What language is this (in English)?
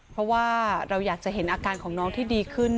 Thai